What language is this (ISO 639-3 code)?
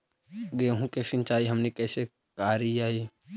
mag